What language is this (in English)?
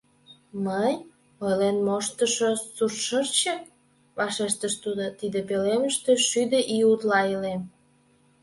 Mari